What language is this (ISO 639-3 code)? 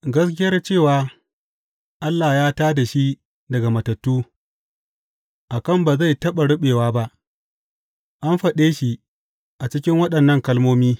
hau